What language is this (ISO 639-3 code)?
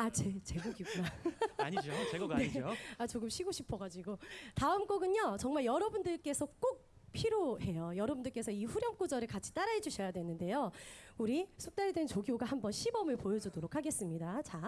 kor